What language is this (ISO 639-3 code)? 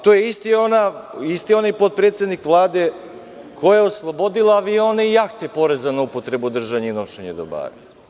srp